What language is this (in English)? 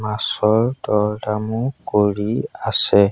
Assamese